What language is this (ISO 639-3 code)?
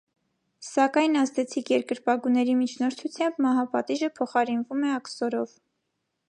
hye